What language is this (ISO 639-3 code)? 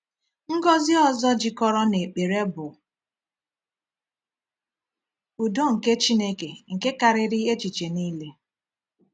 ibo